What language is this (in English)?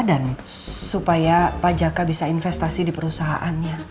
Indonesian